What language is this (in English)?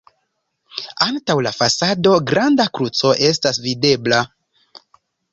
Esperanto